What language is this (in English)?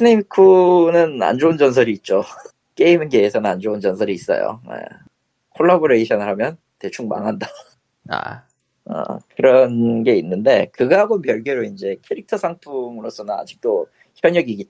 Korean